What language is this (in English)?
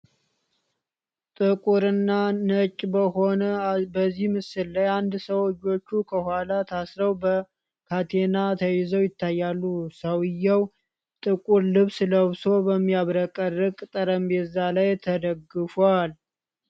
Amharic